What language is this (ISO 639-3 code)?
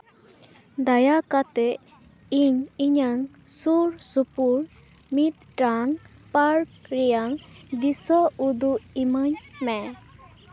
sat